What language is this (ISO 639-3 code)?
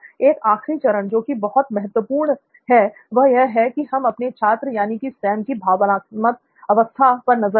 hin